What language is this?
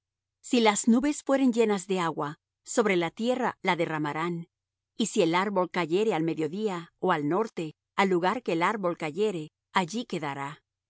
Spanish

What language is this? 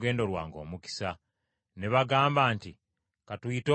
Ganda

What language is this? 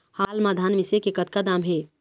Chhattisgarhi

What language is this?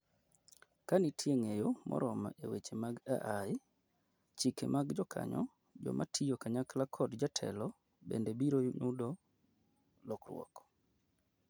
Luo (Kenya and Tanzania)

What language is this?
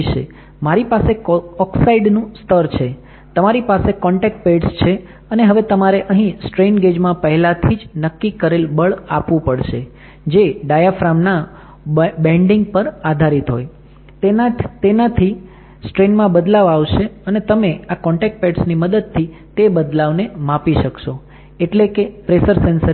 Gujarati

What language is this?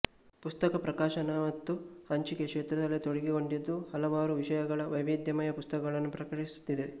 Kannada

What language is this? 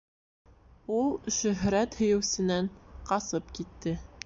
Bashkir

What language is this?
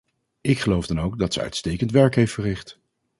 Dutch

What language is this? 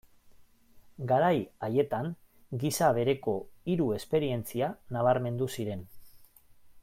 Basque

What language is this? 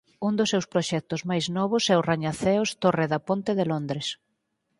Galician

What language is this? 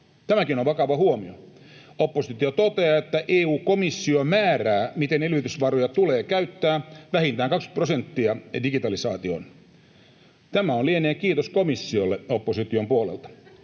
Finnish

